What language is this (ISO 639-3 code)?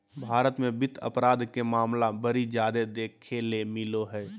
mag